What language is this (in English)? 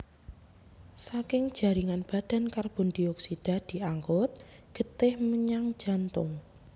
Javanese